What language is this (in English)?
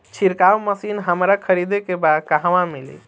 Bhojpuri